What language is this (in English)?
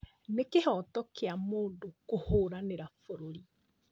Kikuyu